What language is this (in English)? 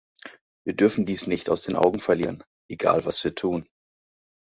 German